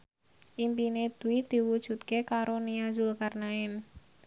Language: Javanese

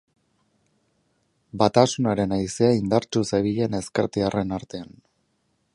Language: Basque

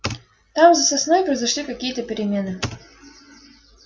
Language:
Russian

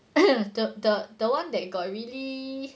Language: English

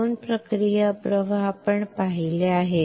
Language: Marathi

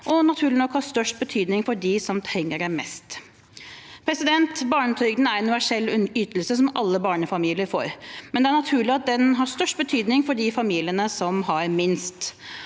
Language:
Norwegian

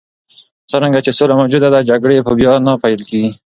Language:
Pashto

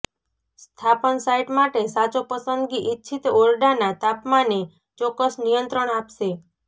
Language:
Gujarati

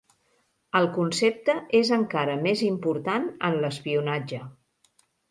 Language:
Catalan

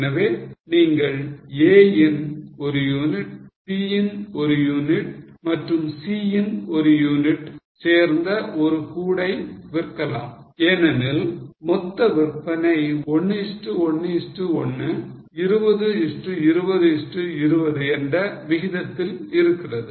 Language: Tamil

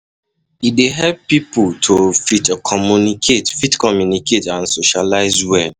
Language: Nigerian Pidgin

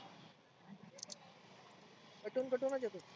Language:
Marathi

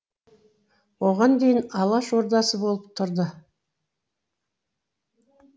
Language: Kazakh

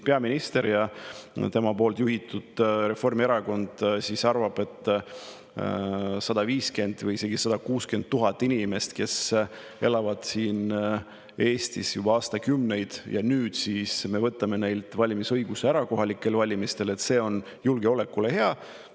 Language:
Estonian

